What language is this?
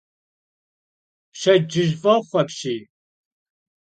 Kabardian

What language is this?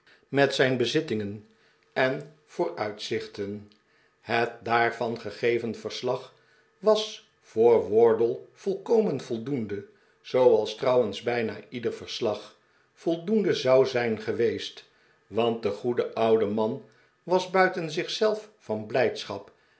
Dutch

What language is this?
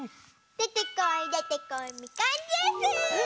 Japanese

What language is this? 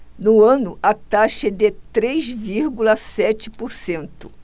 Portuguese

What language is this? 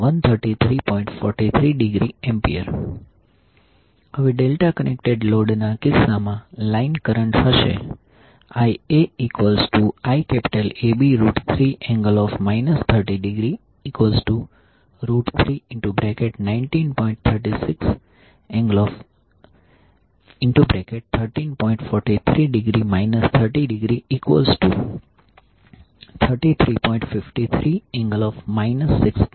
Gujarati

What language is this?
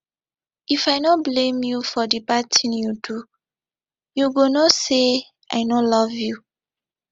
Nigerian Pidgin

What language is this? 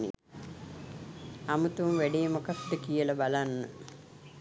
Sinhala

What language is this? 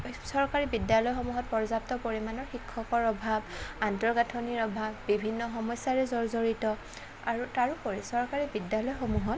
Assamese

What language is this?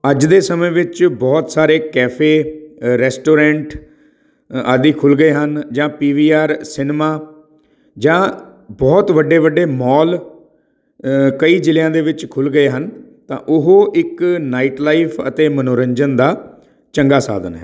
Punjabi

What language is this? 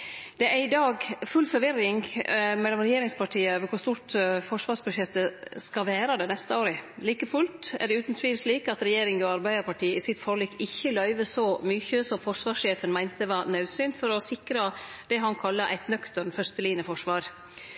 Norwegian Nynorsk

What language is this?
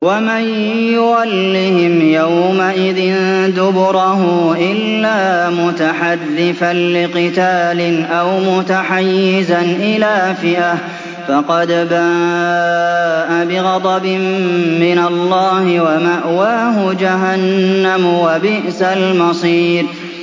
Arabic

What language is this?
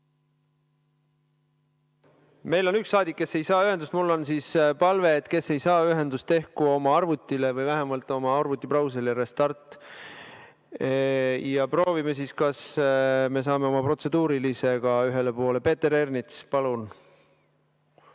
Estonian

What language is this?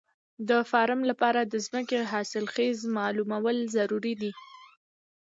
Pashto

